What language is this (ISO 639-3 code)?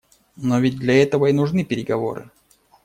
rus